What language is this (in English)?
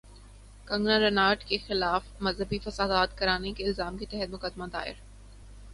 Urdu